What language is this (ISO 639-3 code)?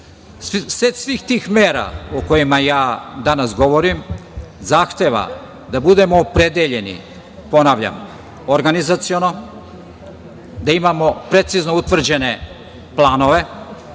srp